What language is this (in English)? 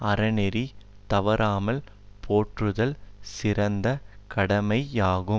Tamil